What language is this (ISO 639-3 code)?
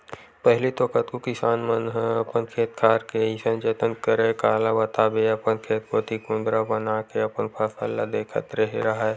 hne